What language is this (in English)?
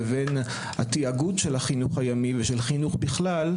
Hebrew